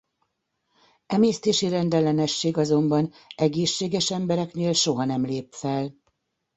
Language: Hungarian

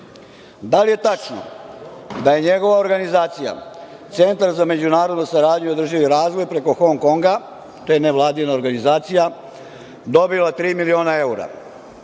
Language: Serbian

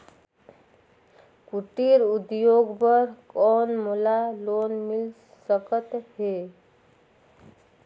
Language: Chhattisgarhi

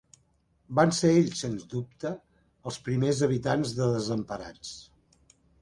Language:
Catalan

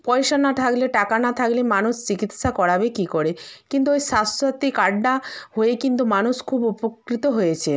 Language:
Bangla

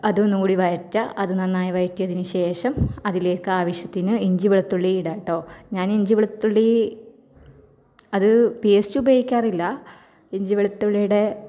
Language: Malayalam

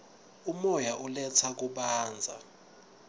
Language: Swati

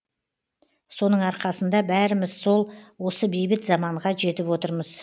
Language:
Kazakh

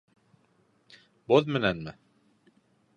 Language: Bashkir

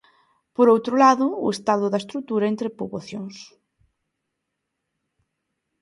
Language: Galician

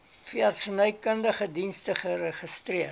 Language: Afrikaans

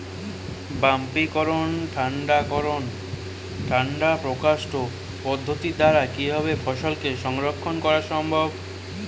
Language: Bangla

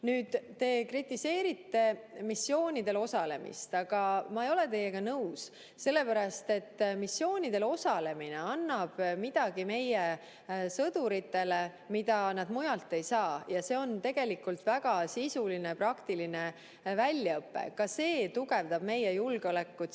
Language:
Estonian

